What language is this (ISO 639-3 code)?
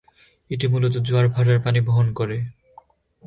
ben